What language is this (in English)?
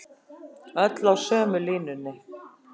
Icelandic